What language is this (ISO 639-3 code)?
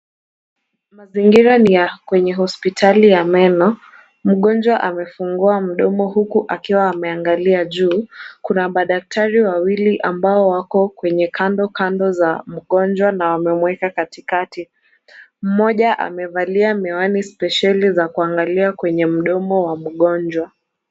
swa